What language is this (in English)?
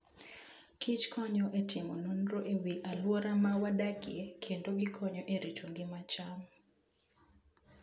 Luo (Kenya and Tanzania)